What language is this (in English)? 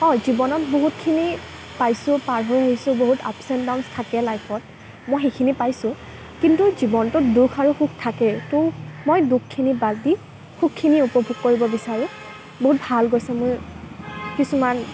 Assamese